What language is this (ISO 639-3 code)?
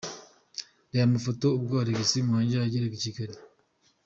kin